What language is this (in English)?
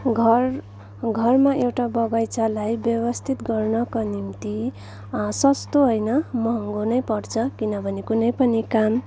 Nepali